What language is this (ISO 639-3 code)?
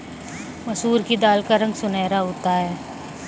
hin